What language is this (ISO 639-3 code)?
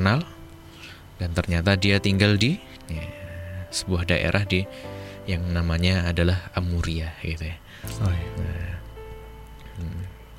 ind